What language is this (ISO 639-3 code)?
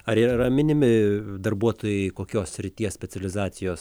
lit